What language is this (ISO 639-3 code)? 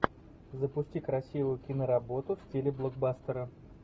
rus